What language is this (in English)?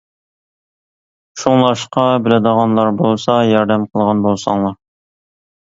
Uyghur